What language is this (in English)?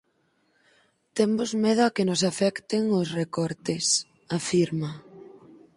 Galician